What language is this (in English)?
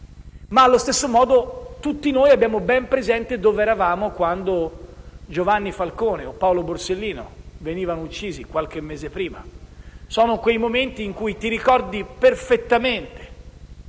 Italian